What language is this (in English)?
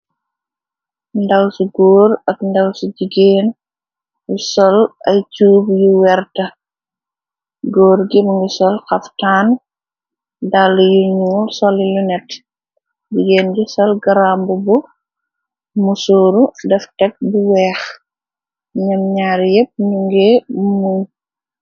Wolof